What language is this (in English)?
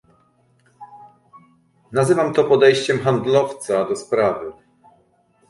Polish